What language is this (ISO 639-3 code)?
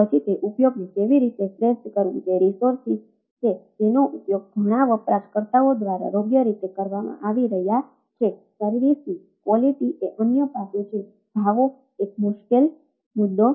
guj